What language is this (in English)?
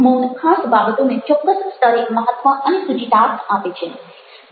Gujarati